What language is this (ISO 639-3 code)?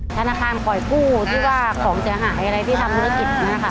tha